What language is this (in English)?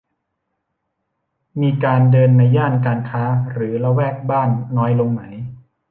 Thai